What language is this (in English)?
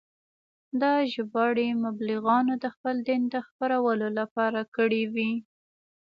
Pashto